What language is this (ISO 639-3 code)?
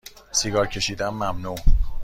fas